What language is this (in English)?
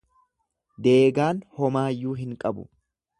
Oromo